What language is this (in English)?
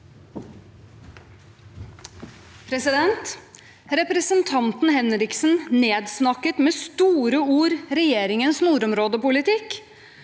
Norwegian